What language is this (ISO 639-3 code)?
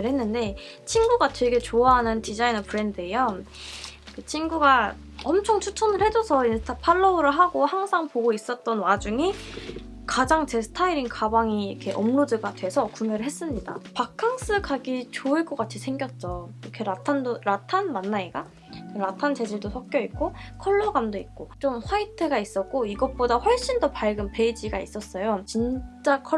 kor